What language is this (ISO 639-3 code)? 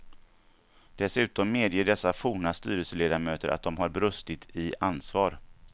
swe